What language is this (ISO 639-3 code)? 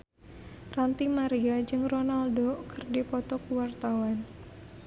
sun